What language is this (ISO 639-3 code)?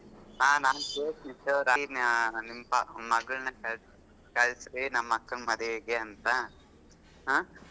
kan